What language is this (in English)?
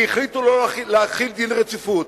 Hebrew